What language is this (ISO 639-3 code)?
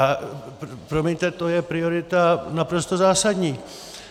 ces